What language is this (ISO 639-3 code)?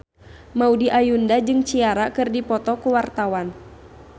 sun